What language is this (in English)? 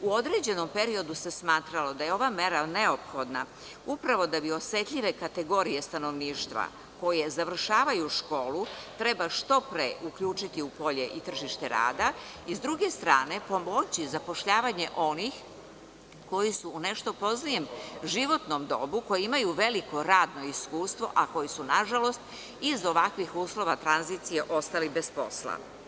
Serbian